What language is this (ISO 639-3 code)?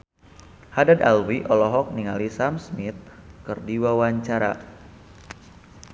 sun